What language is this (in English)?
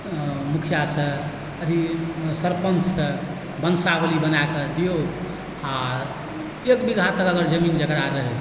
Maithili